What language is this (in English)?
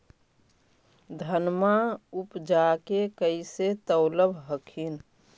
Magahi